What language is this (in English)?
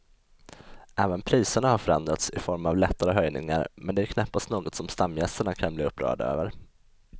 Swedish